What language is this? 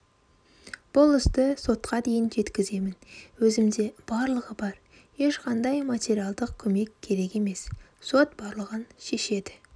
Kazakh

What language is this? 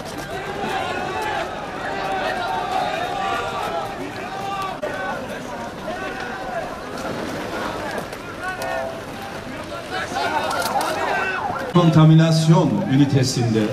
Turkish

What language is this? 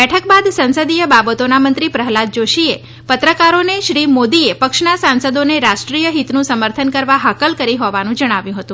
Gujarati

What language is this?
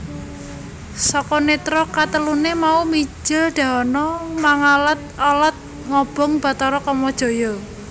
Javanese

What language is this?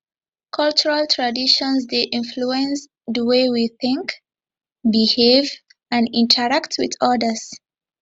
Nigerian Pidgin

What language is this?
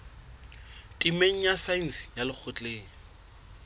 Southern Sotho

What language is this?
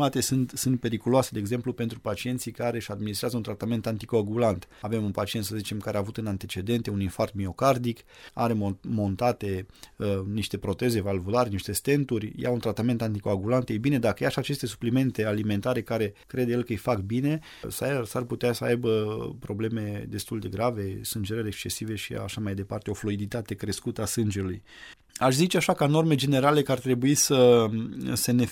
Romanian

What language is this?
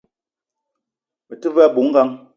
Eton (Cameroon)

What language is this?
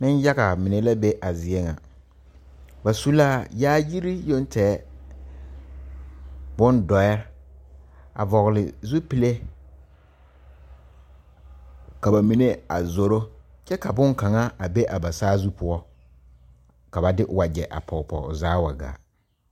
Southern Dagaare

